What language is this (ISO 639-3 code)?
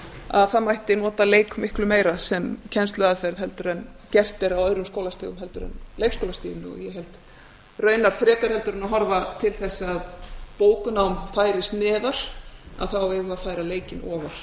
isl